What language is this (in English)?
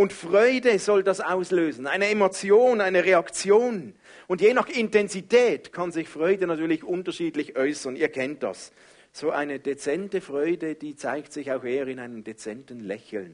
German